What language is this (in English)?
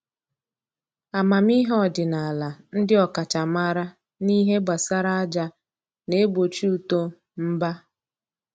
Igbo